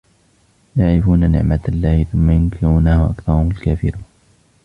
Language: Arabic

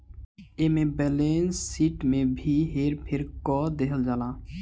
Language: Bhojpuri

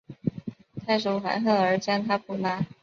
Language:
Chinese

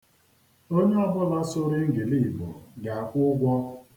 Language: Igbo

